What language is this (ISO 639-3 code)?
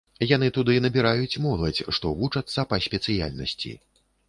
bel